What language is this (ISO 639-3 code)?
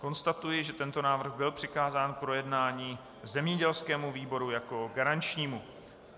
ces